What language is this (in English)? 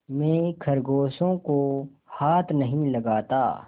Hindi